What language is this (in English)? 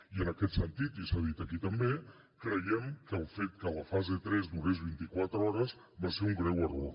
Catalan